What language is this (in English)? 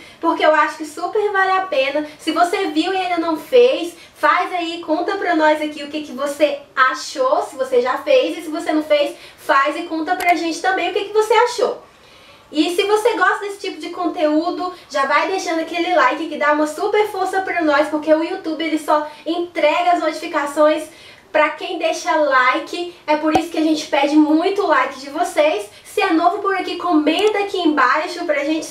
Portuguese